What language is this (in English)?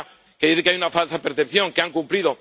Spanish